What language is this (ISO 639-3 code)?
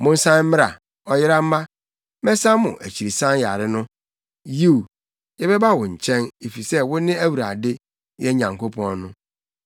aka